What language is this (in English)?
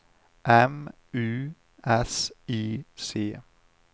Swedish